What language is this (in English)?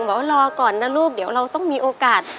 Thai